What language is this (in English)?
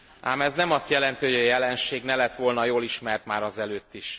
Hungarian